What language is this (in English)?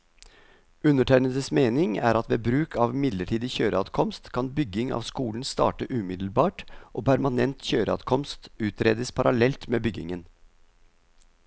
Norwegian